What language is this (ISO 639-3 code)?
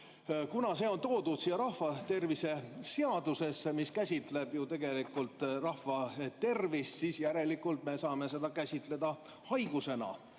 est